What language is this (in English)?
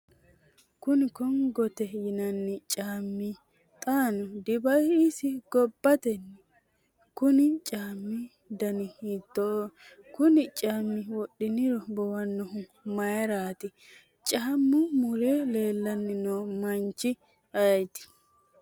Sidamo